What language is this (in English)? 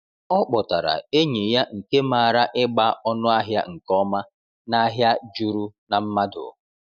Igbo